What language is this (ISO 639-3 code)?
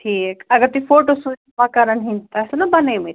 kas